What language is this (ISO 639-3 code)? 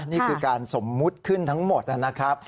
tha